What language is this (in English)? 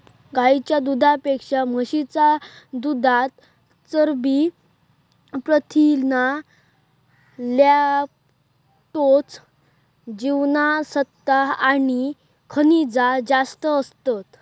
Marathi